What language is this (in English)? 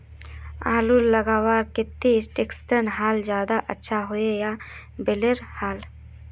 Magahi